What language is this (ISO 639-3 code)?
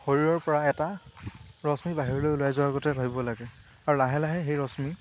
asm